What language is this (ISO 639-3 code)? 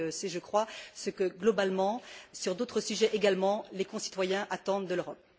fra